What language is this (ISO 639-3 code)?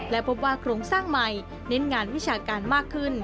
tha